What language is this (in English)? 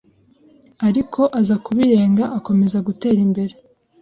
Kinyarwanda